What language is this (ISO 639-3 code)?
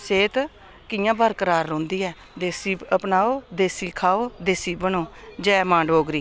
doi